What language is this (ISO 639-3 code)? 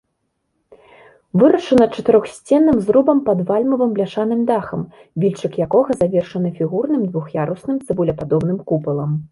bel